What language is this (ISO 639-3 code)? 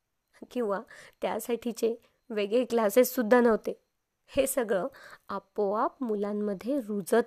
mar